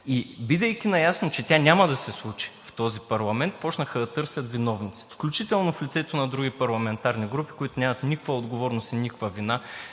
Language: Bulgarian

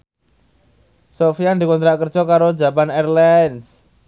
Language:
Javanese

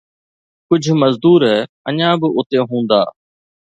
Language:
Sindhi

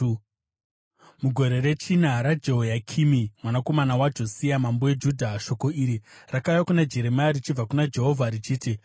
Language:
Shona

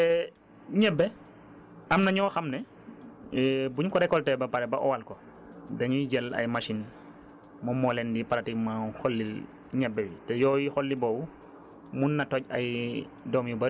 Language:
Wolof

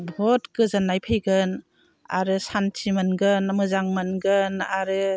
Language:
Bodo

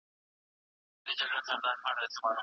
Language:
Pashto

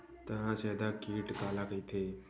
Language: Chhattisgarhi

